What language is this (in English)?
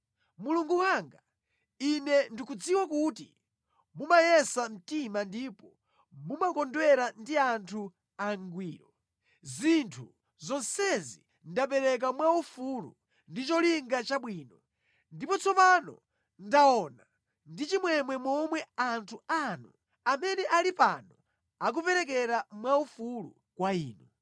Nyanja